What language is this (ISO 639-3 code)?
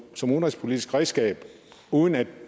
dan